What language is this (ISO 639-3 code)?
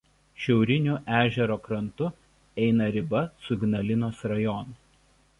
lit